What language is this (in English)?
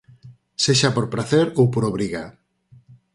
Galician